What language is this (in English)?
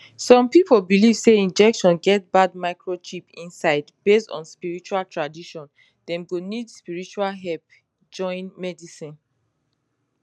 Nigerian Pidgin